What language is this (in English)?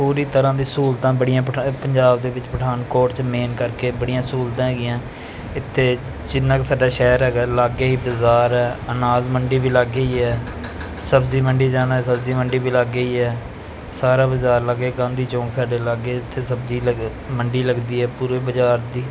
Punjabi